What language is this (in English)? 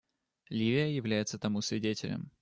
Russian